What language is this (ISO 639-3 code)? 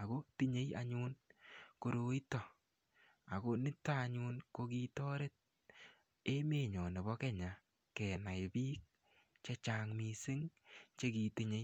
kln